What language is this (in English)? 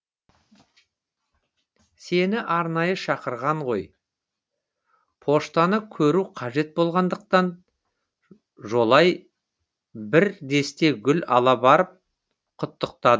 Kazakh